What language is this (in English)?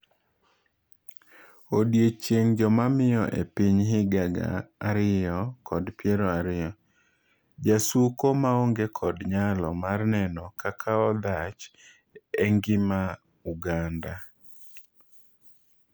Luo (Kenya and Tanzania)